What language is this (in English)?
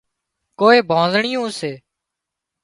Wadiyara Koli